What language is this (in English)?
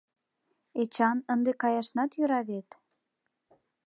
Mari